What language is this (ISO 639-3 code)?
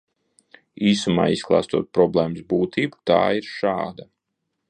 lav